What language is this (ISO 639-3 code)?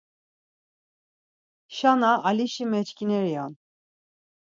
lzz